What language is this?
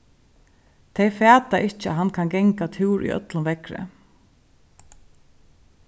Faroese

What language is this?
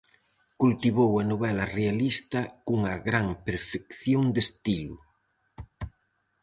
Galician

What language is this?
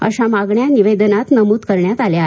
Marathi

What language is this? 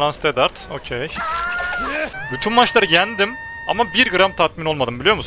Turkish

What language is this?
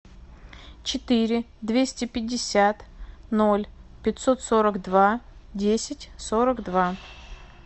Russian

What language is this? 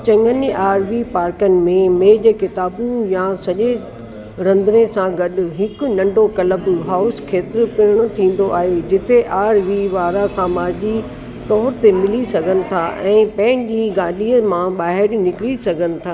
Sindhi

